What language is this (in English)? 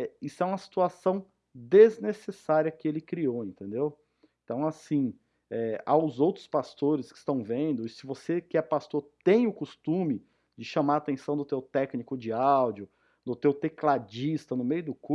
Portuguese